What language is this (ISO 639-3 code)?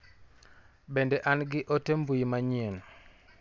luo